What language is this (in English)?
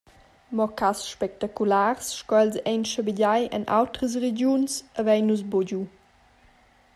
Romansh